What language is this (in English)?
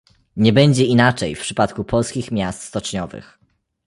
Polish